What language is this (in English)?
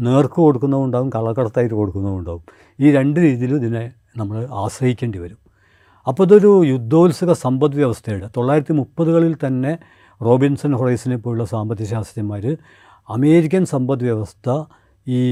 Malayalam